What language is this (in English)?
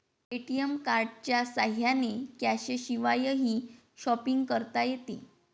Marathi